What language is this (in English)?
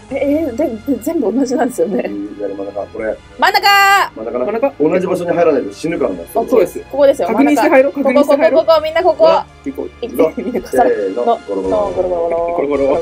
Japanese